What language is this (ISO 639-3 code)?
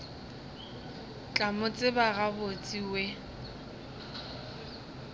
nso